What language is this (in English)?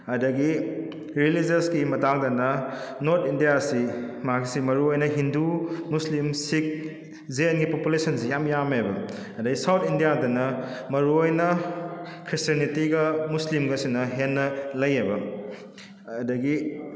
Manipuri